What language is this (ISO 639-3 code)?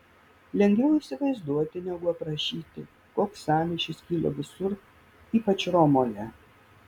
lit